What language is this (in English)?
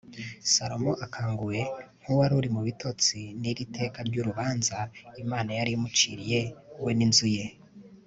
Kinyarwanda